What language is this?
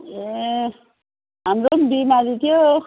Nepali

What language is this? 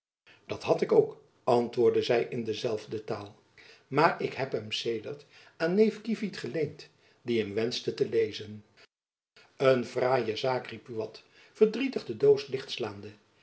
Dutch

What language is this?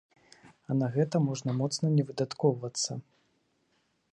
Belarusian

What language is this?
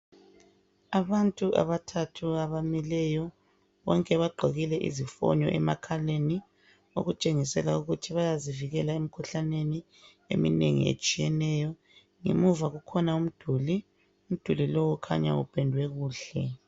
North Ndebele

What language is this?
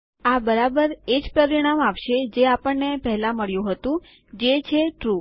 Gujarati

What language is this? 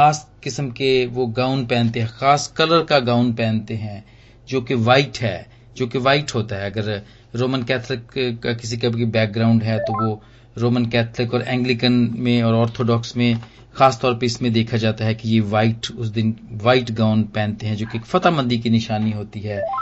Hindi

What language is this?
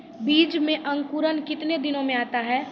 Maithili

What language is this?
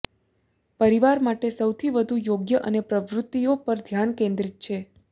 Gujarati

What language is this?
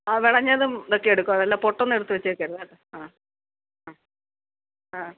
Malayalam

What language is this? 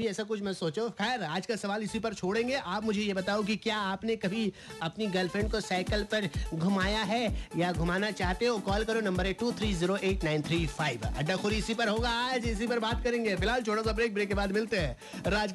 Hindi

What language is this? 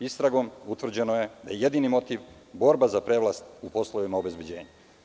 Serbian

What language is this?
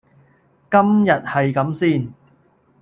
Cantonese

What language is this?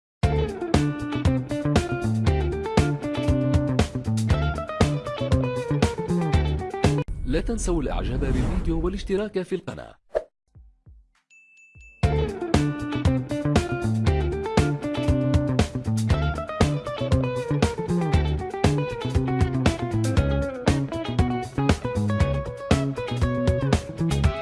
Arabic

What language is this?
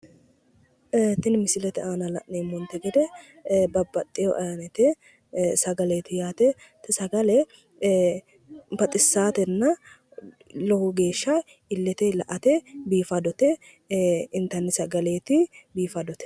Sidamo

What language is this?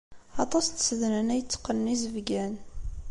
Kabyle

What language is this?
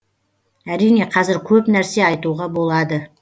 Kazakh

